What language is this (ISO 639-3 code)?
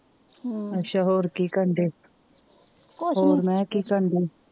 pan